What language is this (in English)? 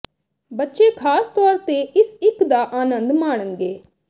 Punjabi